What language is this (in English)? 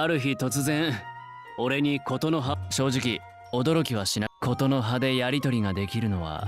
Japanese